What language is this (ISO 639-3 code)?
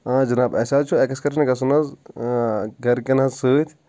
kas